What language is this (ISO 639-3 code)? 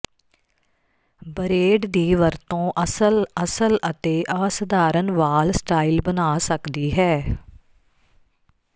pan